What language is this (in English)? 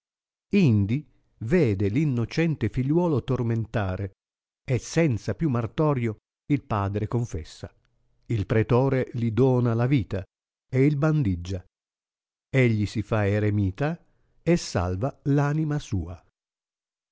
Italian